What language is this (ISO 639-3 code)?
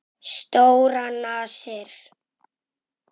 isl